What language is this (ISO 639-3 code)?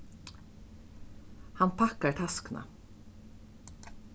fao